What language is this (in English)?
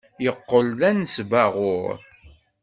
Kabyle